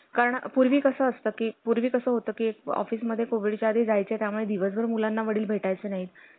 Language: Marathi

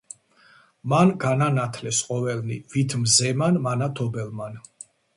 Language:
Georgian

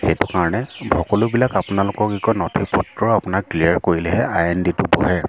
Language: Assamese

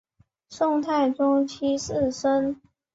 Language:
Chinese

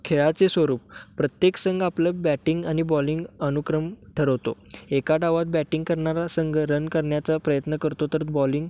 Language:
Marathi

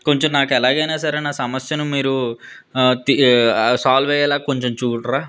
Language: Telugu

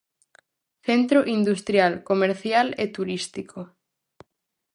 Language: Galician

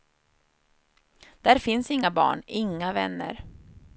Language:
Swedish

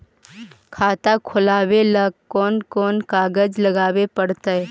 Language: Magahi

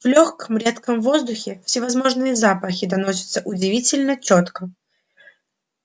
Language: Russian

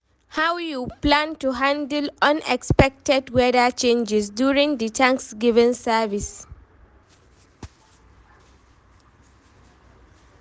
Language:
Nigerian Pidgin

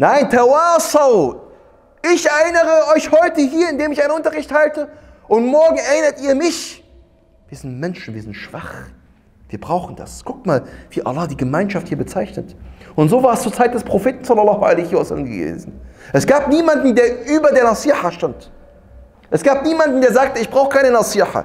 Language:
German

